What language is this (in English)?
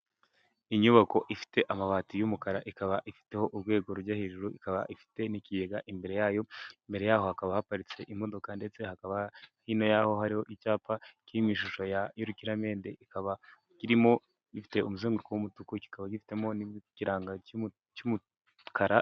Kinyarwanda